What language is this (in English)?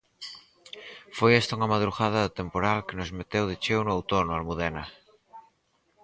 Galician